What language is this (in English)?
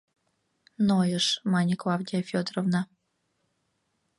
Mari